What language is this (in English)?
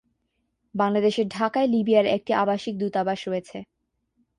Bangla